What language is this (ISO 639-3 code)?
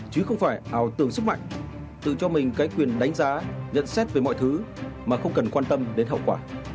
vie